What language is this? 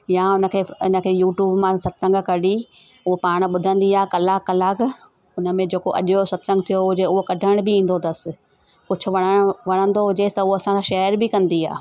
Sindhi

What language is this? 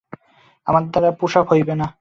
Bangla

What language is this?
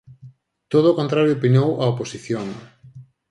Galician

